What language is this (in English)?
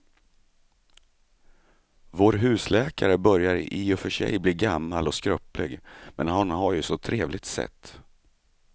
Swedish